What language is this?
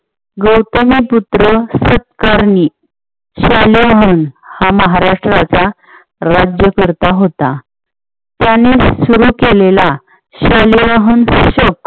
Marathi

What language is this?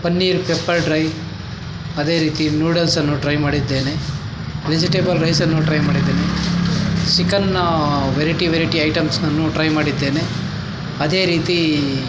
Kannada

